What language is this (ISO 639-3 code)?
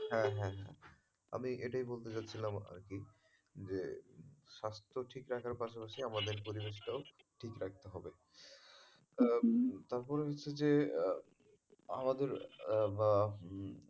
ben